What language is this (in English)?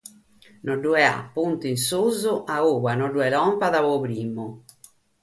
Sardinian